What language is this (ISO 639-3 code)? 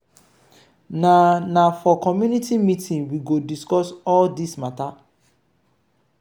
pcm